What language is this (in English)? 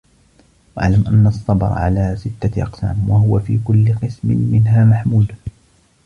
Arabic